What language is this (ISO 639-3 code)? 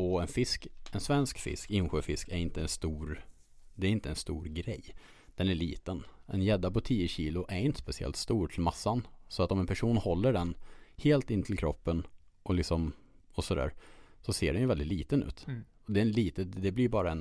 swe